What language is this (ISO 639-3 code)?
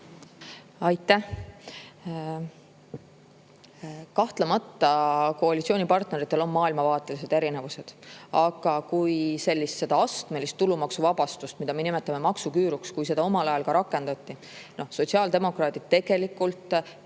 est